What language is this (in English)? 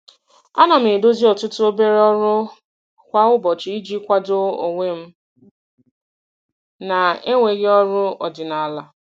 Igbo